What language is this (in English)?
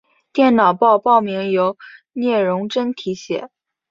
Chinese